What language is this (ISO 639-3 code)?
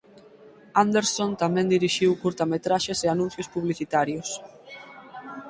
glg